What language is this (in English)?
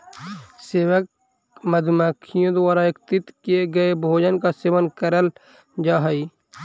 Magahi